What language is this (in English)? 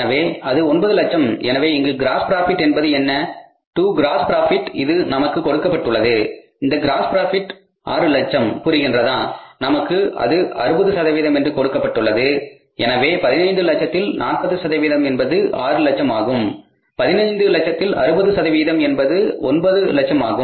Tamil